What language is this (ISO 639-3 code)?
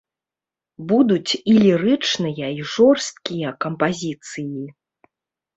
bel